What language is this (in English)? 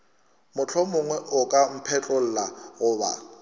Northern Sotho